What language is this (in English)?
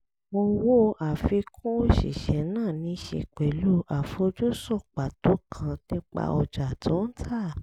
Yoruba